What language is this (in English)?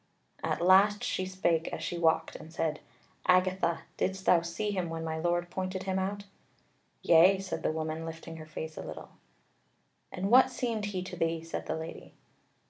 English